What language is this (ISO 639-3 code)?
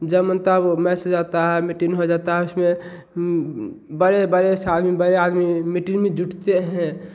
hin